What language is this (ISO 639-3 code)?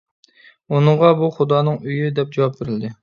uig